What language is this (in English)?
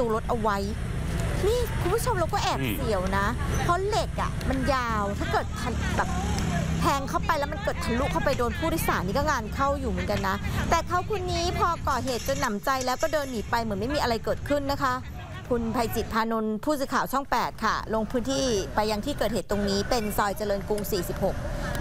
Thai